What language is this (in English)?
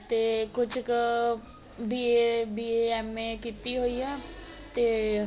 Punjabi